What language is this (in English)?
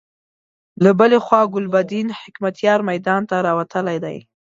Pashto